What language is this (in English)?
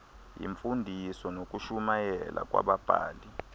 Xhosa